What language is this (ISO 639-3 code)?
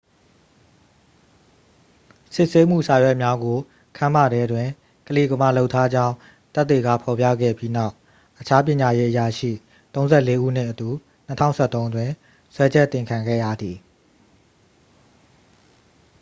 mya